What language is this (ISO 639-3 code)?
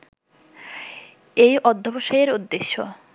ben